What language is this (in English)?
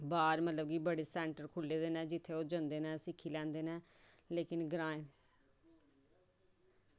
Dogri